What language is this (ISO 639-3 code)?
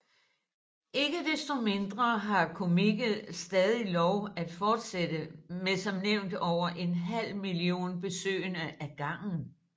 dan